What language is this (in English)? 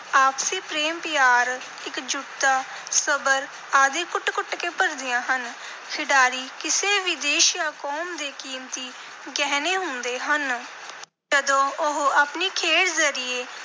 Punjabi